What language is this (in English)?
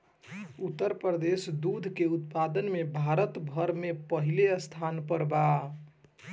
Bhojpuri